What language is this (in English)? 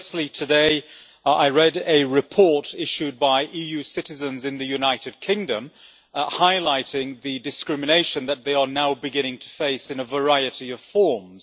English